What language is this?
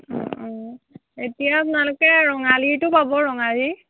Assamese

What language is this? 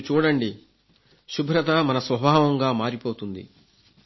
Telugu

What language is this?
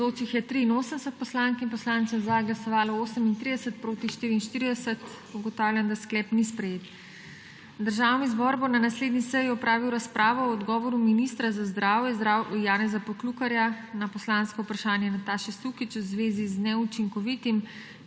Slovenian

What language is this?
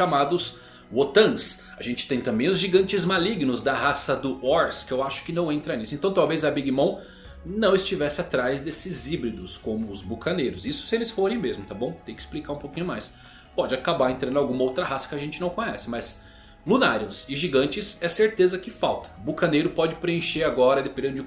Portuguese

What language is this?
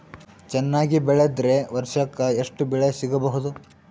Kannada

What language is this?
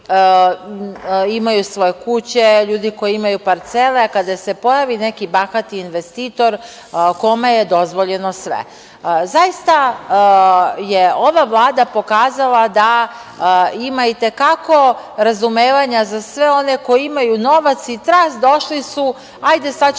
Serbian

